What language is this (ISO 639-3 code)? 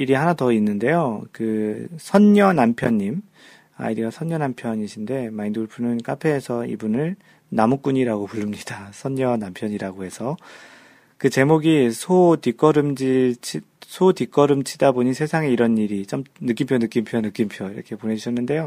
kor